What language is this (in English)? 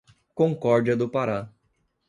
Portuguese